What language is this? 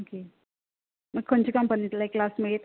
Konkani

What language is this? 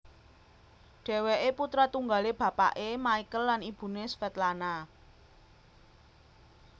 Javanese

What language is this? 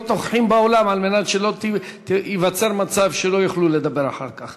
Hebrew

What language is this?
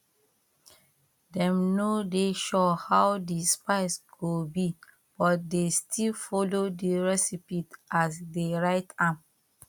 Nigerian Pidgin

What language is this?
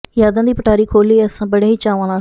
Punjabi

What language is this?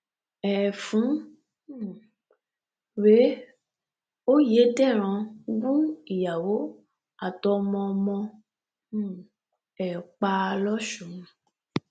Yoruba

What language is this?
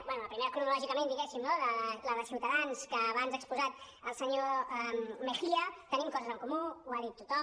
Catalan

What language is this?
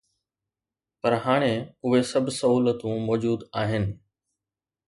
Sindhi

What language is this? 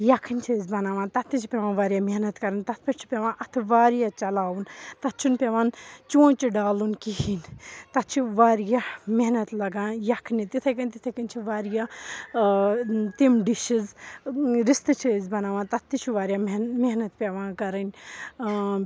Kashmiri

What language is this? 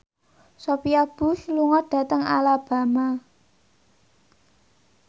Javanese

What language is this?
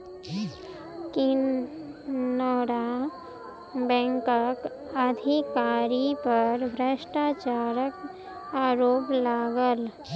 Maithili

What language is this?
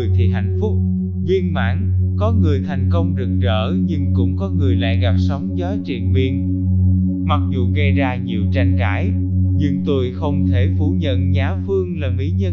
Vietnamese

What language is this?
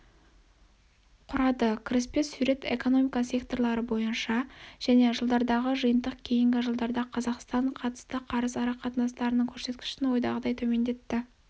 Kazakh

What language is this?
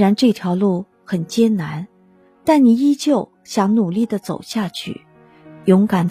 Chinese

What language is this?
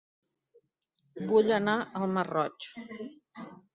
Catalan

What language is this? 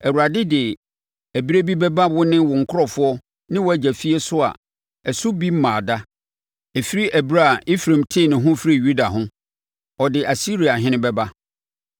Akan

